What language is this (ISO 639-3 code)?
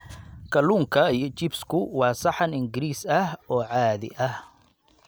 som